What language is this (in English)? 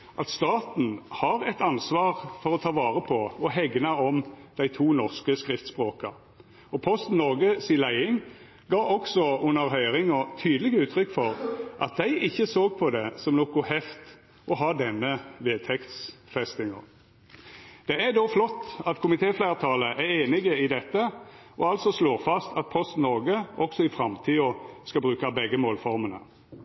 Norwegian Nynorsk